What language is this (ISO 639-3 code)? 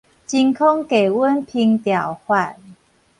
nan